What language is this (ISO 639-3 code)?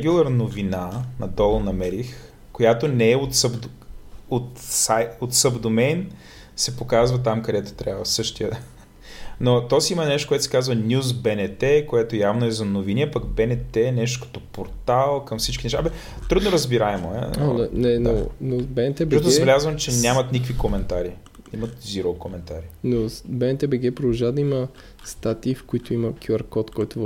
bul